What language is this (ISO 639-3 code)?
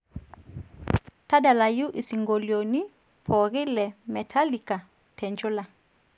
mas